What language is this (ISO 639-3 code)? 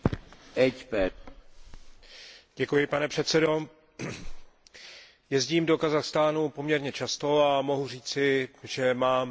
ces